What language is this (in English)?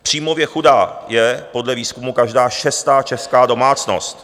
Czech